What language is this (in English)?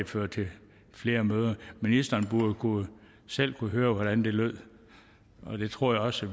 Danish